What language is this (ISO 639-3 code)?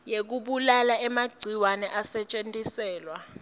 ssw